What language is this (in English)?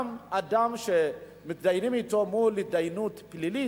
Hebrew